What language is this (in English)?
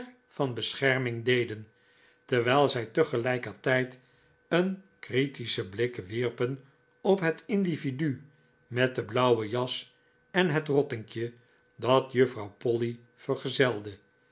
Dutch